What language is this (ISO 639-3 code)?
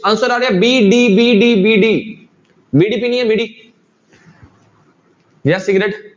pan